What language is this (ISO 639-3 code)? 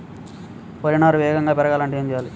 tel